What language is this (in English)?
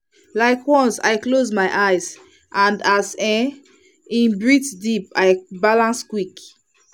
Nigerian Pidgin